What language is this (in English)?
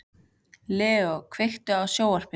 Icelandic